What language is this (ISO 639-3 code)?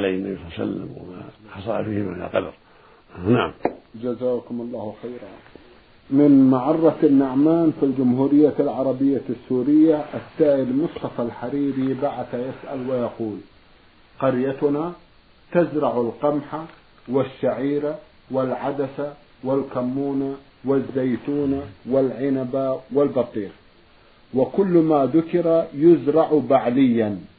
ara